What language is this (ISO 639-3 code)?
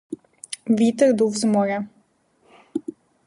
ukr